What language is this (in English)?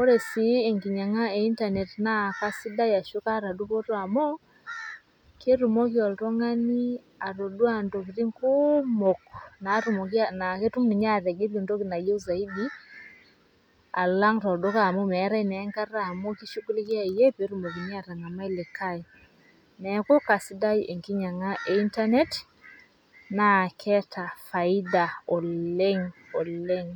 Masai